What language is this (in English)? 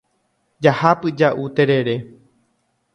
Guarani